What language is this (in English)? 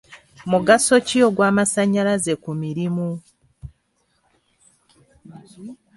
Ganda